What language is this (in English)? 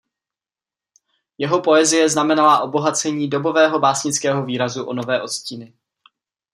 Czech